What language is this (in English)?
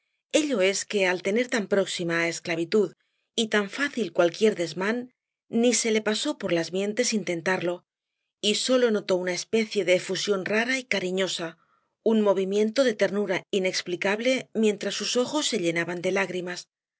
Spanish